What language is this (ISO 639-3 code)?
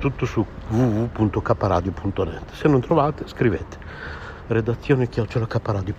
ita